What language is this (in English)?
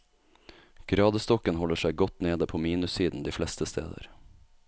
Norwegian